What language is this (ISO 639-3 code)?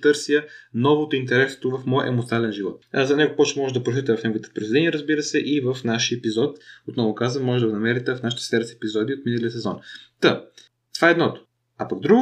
bul